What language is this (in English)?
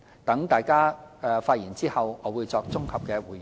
Cantonese